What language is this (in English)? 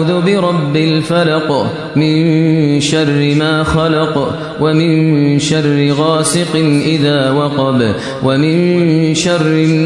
Arabic